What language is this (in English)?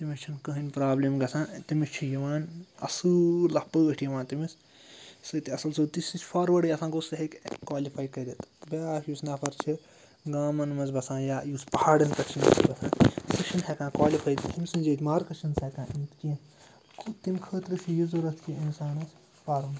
Kashmiri